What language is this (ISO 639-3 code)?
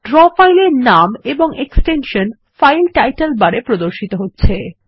ben